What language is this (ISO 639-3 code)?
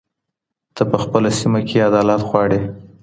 pus